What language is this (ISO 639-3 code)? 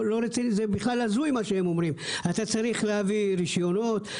heb